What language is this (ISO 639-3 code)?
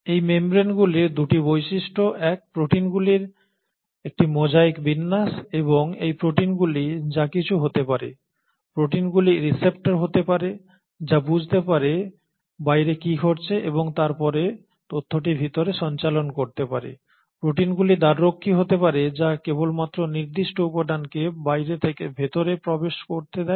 ben